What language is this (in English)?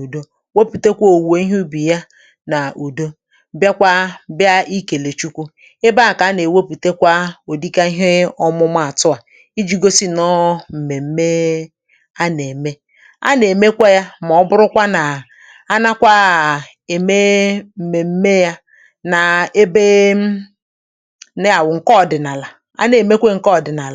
Igbo